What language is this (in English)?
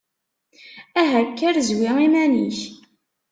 Kabyle